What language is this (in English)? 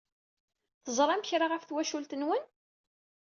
Kabyle